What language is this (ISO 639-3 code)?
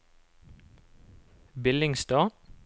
nor